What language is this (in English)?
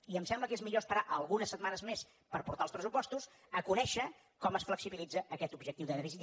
Catalan